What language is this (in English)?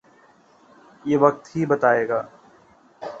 Urdu